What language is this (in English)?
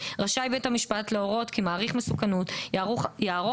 Hebrew